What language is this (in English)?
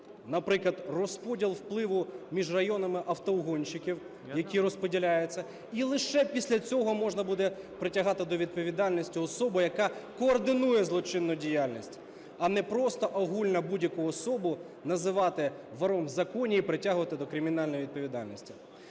Ukrainian